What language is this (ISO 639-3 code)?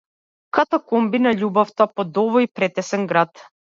mkd